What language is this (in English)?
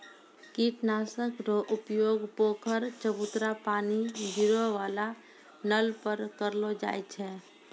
Maithili